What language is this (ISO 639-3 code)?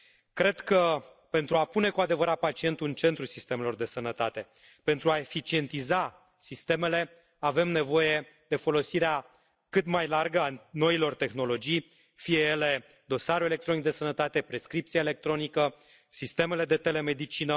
ron